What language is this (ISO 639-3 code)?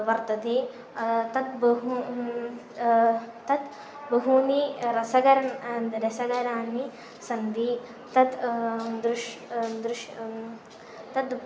san